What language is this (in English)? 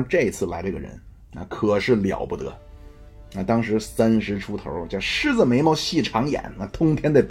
Chinese